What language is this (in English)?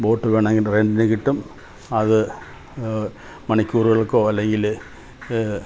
Malayalam